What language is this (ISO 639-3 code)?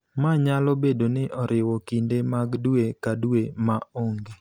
luo